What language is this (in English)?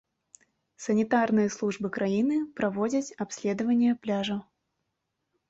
Belarusian